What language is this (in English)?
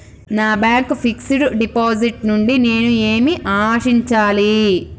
Telugu